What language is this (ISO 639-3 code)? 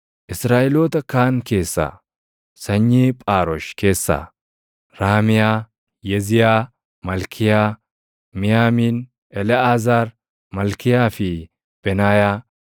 orm